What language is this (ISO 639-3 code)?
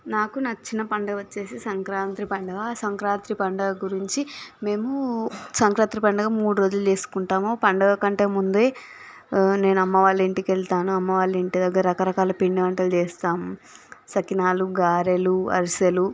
tel